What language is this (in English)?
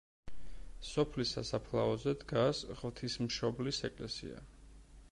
Georgian